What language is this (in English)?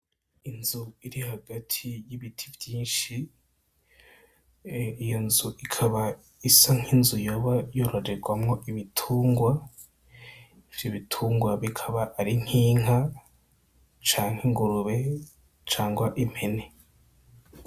Rundi